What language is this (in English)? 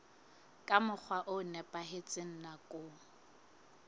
Southern Sotho